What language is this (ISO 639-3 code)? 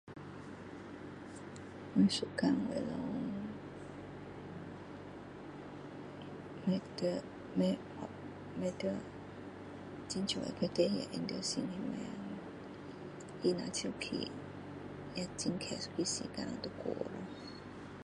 cdo